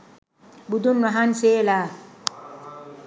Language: Sinhala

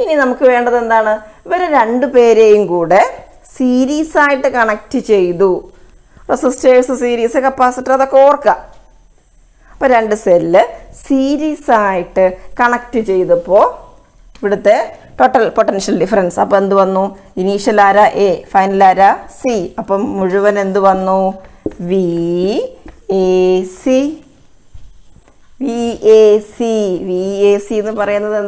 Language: Dutch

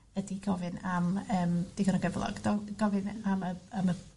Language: Welsh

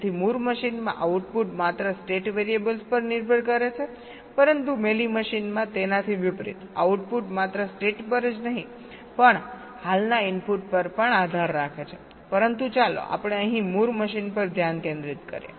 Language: Gujarati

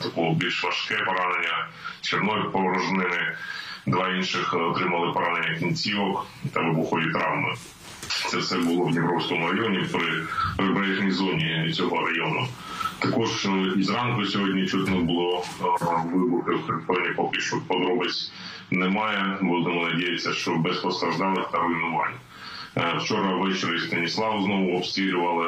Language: Russian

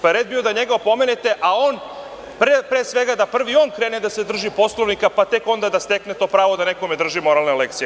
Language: Serbian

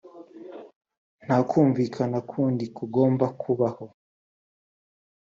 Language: Kinyarwanda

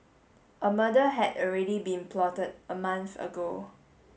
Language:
English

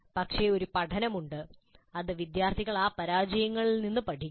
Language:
Malayalam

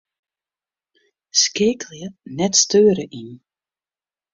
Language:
Western Frisian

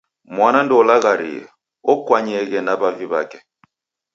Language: Taita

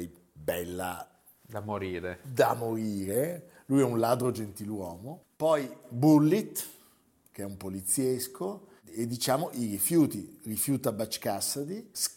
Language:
Italian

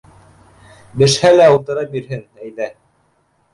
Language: Bashkir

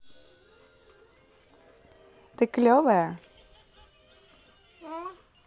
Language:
Russian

